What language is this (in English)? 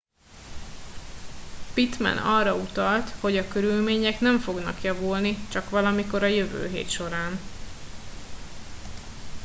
Hungarian